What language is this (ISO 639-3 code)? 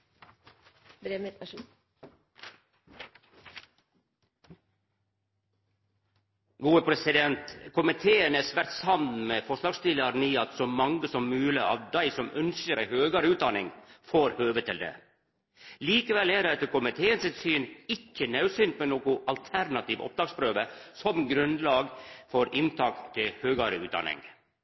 nno